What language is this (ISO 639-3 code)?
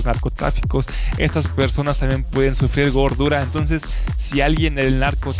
spa